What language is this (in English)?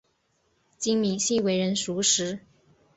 Chinese